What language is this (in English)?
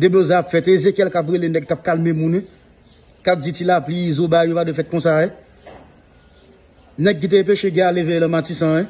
French